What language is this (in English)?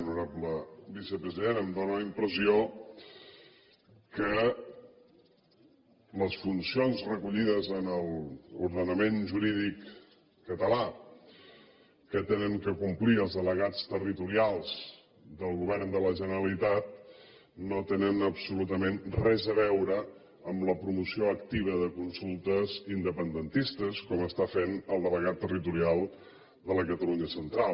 Catalan